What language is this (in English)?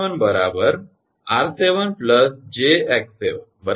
Gujarati